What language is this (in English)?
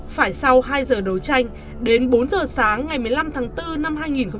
Vietnamese